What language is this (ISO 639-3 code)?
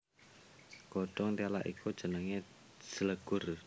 jav